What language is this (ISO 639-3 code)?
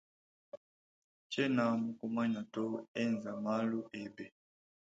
lua